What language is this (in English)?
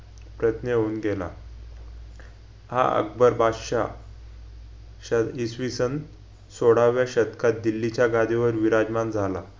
Marathi